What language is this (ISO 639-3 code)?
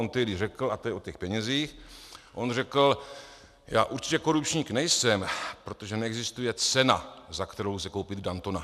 ces